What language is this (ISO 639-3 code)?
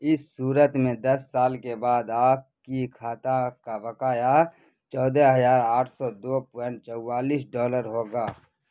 urd